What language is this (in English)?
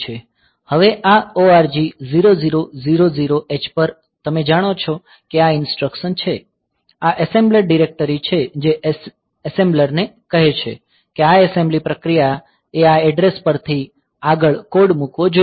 Gujarati